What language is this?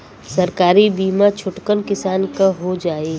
Bhojpuri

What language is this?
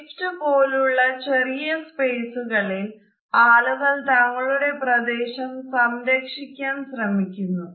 Malayalam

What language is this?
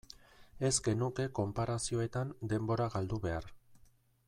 Basque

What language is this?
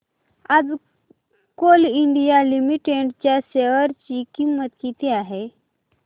Marathi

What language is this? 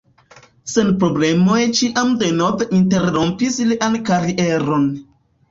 Esperanto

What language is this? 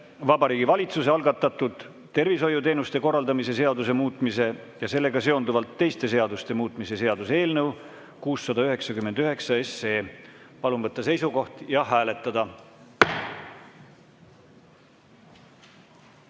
Estonian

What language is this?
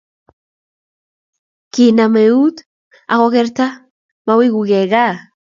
Kalenjin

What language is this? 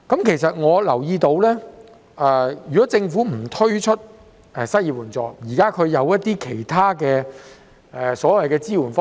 Cantonese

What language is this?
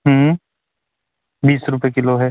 Hindi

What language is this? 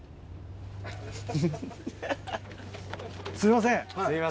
Japanese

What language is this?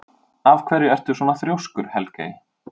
Icelandic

